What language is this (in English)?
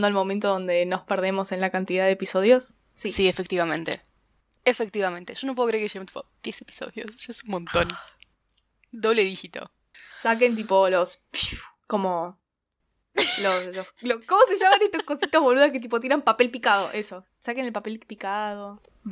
Spanish